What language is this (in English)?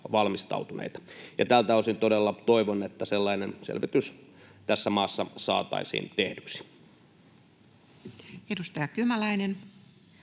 Finnish